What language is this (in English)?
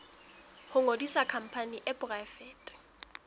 Southern Sotho